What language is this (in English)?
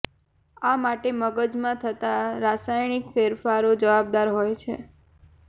Gujarati